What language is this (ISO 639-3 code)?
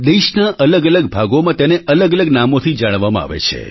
guj